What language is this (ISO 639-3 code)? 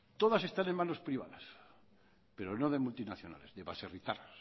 spa